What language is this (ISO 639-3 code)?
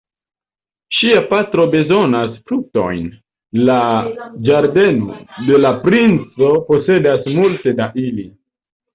epo